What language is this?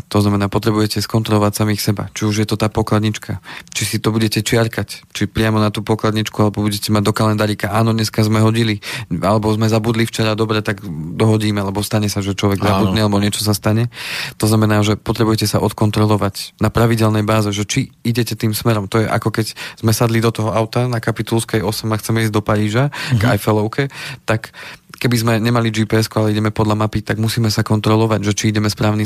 Slovak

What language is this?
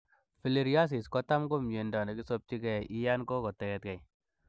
Kalenjin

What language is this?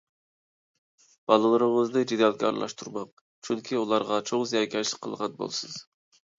Uyghur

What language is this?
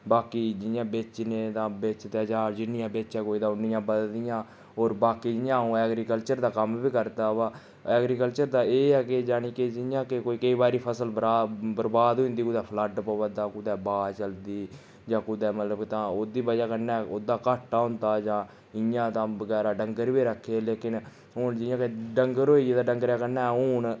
Dogri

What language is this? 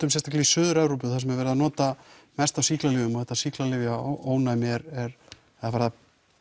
Icelandic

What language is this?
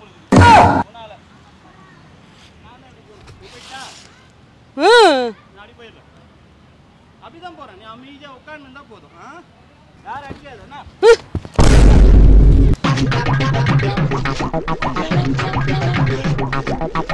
Tamil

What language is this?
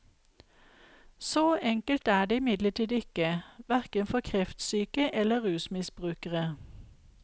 Norwegian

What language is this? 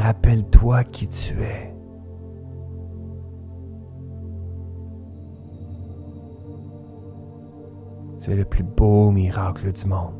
French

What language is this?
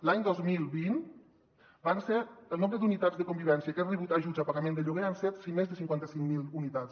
Catalan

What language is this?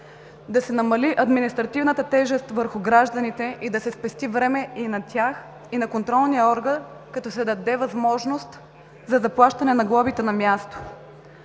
Bulgarian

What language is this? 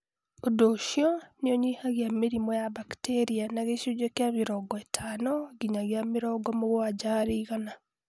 Kikuyu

